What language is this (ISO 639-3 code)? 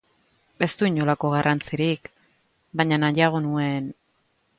eus